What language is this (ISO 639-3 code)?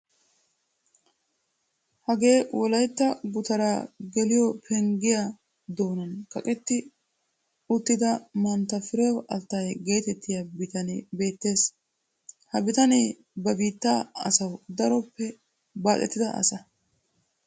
wal